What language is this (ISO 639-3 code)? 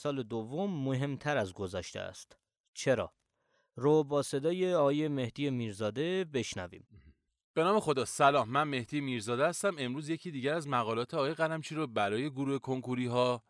fas